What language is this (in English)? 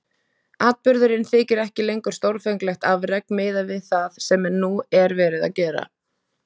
Icelandic